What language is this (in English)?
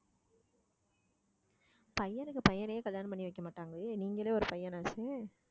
Tamil